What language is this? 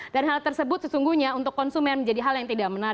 Indonesian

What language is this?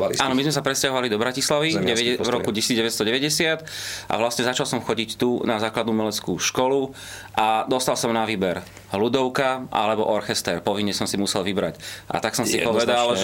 Slovak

